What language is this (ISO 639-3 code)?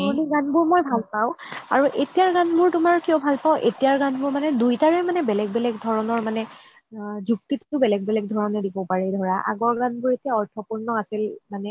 asm